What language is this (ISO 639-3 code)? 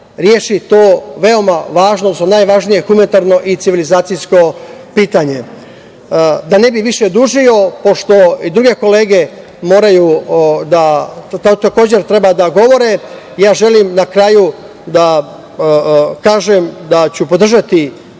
srp